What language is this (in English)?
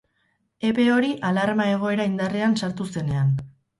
Basque